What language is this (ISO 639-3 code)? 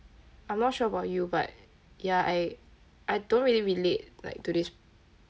eng